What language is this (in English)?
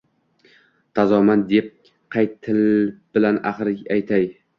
Uzbek